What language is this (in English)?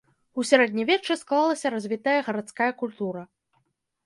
Belarusian